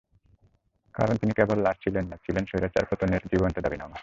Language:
Bangla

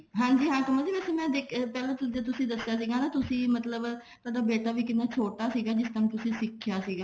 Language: Punjabi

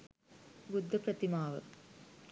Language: Sinhala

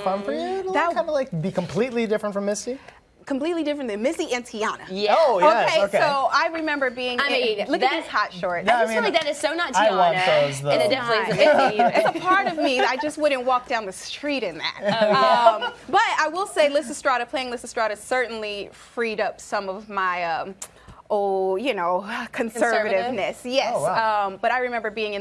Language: English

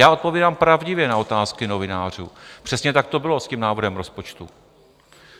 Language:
Czech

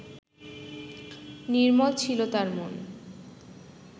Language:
Bangla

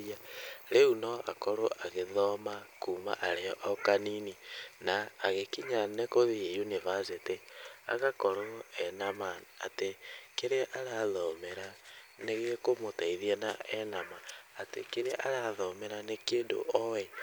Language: Kikuyu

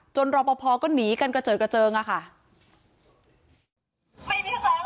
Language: Thai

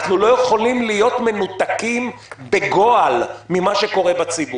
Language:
Hebrew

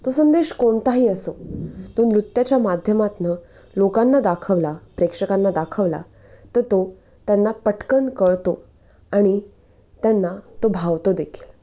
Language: Marathi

